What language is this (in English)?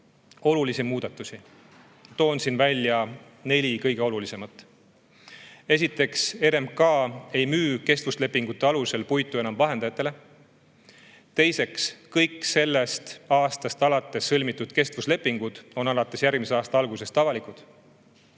Estonian